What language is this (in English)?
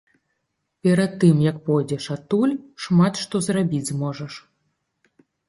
Belarusian